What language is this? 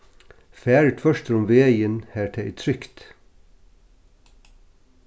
Faroese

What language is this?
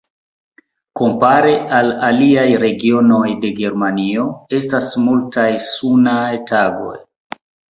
Esperanto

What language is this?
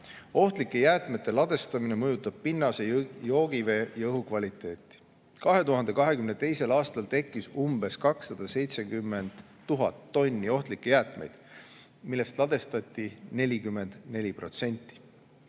Estonian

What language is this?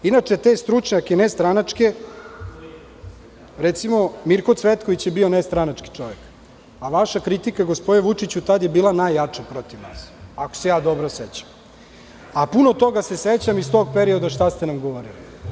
Serbian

